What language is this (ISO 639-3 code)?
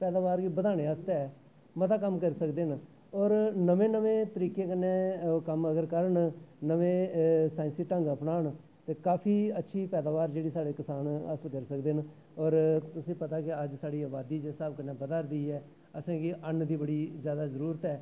doi